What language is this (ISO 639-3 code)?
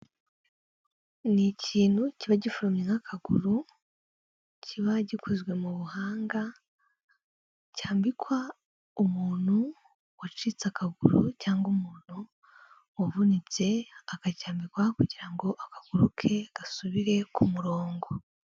kin